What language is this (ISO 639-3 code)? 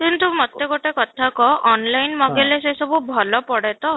ori